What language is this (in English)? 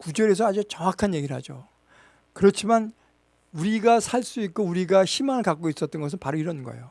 Korean